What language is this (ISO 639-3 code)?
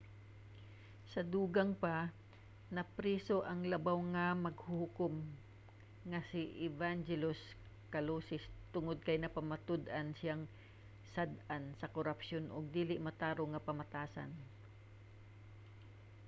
ceb